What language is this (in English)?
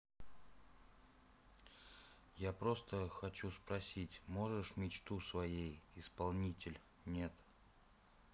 Russian